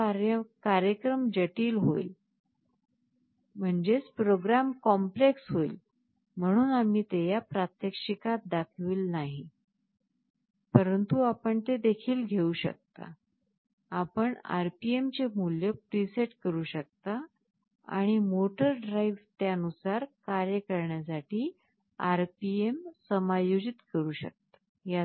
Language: Marathi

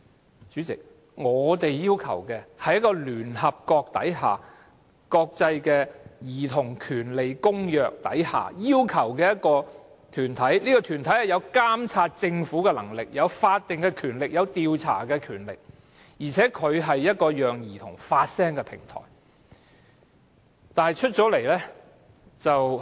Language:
Cantonese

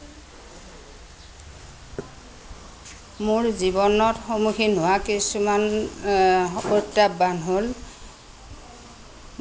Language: Assamese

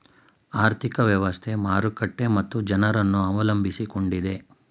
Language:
Kannada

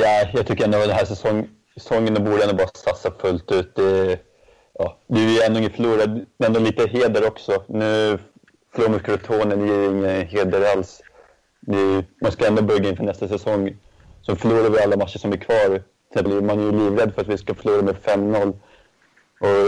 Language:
Swedish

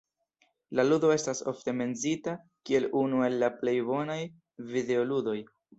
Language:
Esperanto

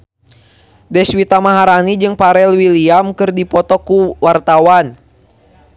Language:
Sundanese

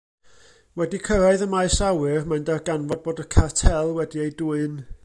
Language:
Welsh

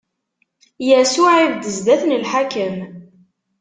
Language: Kabyle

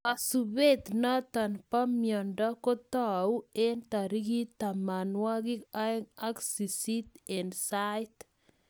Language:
Kalenjin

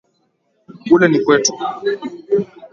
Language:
Swahili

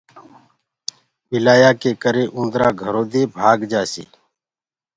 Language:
Gurgula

